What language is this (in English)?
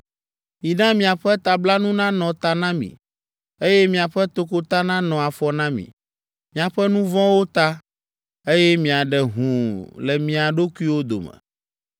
Ewe